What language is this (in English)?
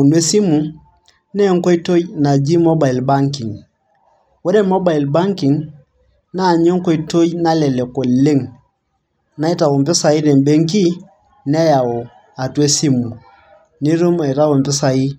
Masai